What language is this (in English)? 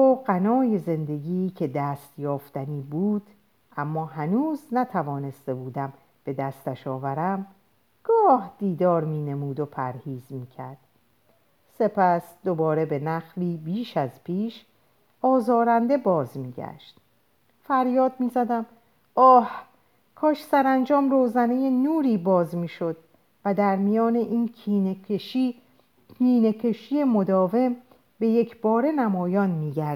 Persian